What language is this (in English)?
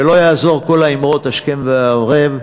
Hebrew